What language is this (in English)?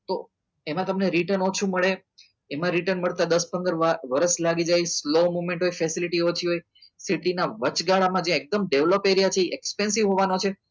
Gujarati